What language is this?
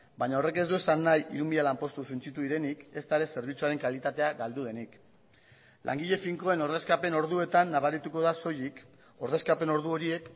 Basque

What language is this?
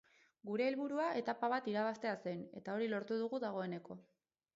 Basque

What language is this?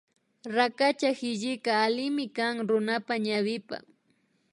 Imbabura Highland Quichua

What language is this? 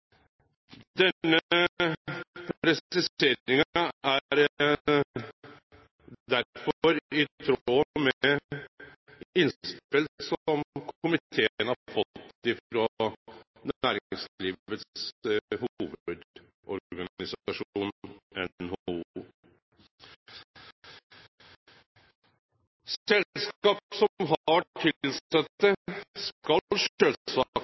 Norwegian Nynorsk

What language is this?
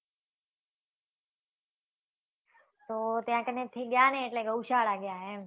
Gujarati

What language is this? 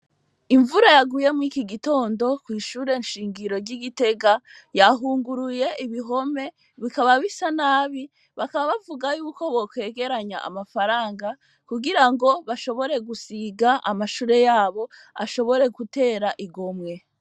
Rundi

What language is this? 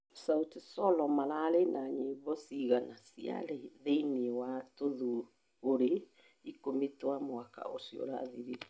Kikuyu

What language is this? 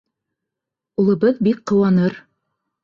Bashkir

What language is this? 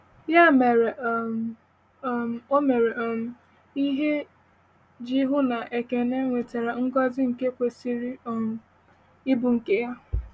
Igbo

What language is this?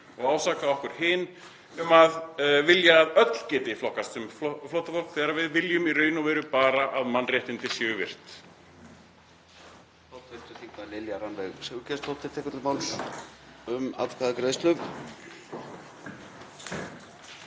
Icelandic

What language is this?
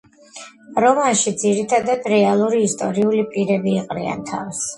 Georgian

